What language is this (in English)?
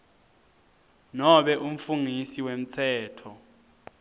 Swati